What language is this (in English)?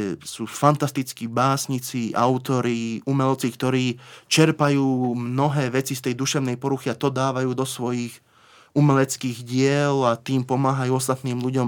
Slovak